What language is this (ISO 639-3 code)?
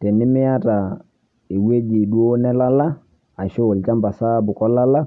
mas